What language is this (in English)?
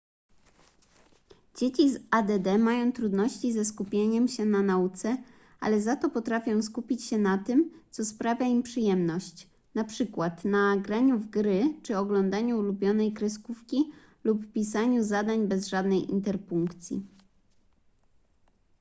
Polish